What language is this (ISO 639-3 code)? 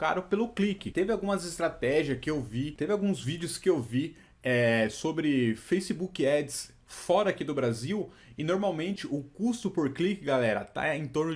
por